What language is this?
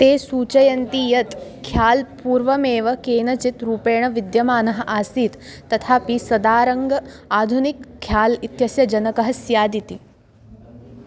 Sanskrit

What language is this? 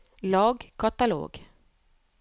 Norwegian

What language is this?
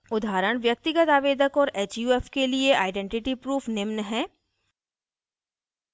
Hindi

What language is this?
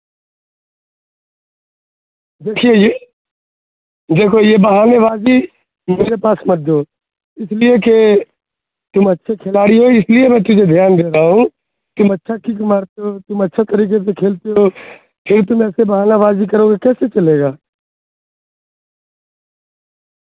Urdu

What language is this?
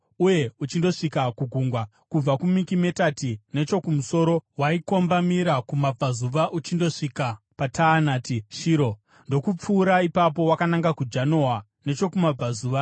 Shona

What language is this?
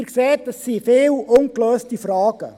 Swiss German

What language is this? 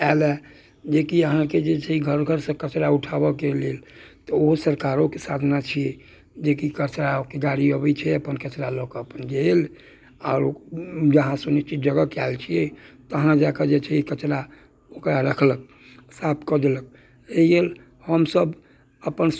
Maithili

